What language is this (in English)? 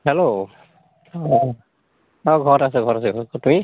Assamese